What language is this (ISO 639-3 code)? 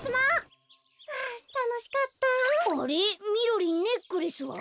jpn